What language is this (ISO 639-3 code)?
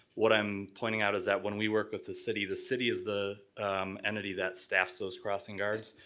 eng